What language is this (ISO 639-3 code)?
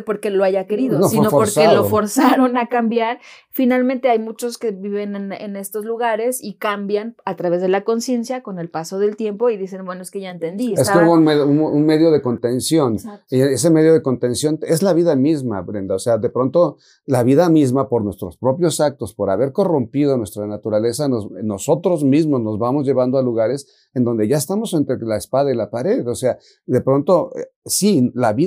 spa